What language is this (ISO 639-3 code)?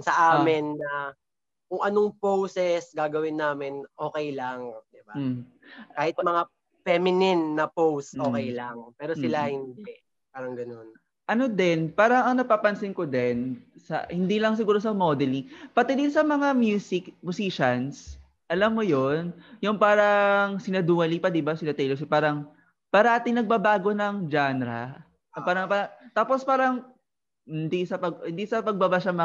fil